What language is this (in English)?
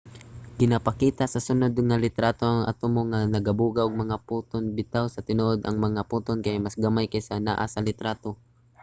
Cebuano